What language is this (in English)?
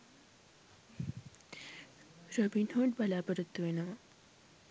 Sinhala